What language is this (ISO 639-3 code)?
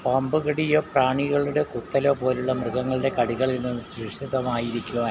mal